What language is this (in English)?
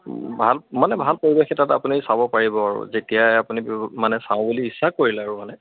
Assamese